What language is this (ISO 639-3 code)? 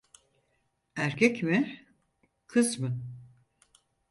tur